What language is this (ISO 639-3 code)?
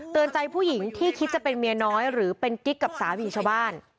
tha